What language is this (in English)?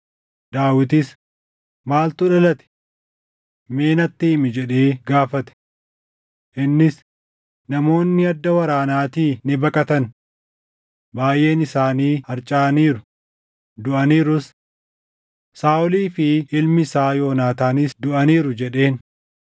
Oromo